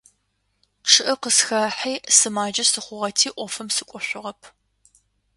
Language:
Adyghe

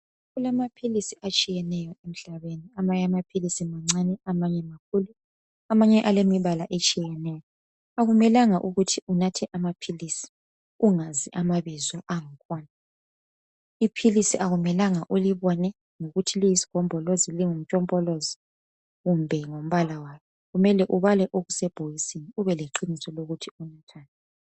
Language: North Ndebele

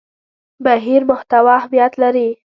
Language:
Pashto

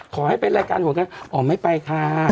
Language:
Thai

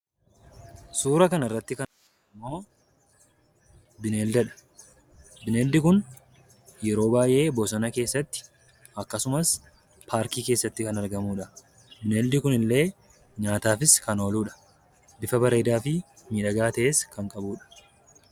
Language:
Oromo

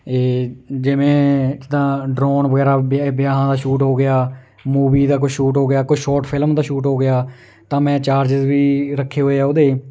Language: Punjabi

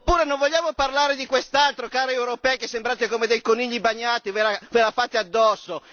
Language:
Italian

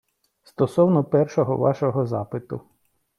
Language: Ukrainian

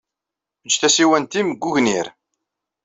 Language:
Kabyle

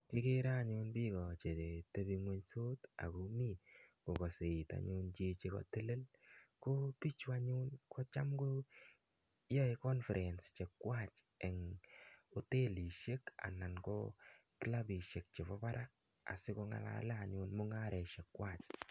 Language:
Kalenjin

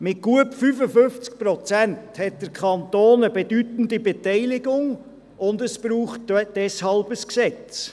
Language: Swiss German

